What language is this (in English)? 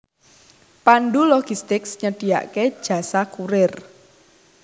Javanese